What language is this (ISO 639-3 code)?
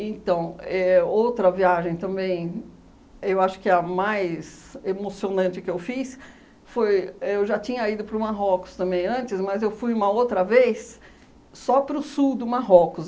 por